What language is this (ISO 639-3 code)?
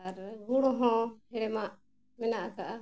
sat